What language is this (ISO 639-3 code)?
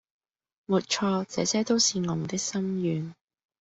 yue